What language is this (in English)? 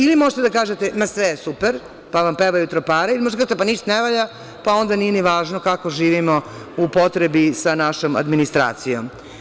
Serbian